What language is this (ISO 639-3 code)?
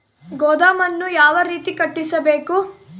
kan